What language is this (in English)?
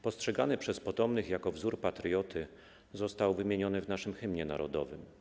Polish